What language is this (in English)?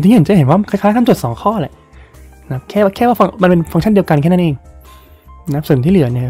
Thai